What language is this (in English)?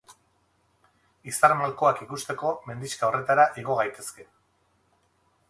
Basque